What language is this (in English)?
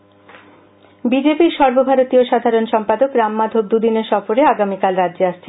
Bangla